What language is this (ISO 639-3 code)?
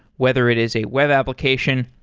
eng